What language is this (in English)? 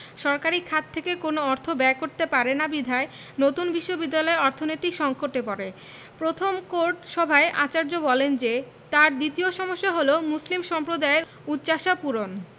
Bangla